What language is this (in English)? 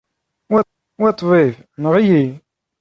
Kabyle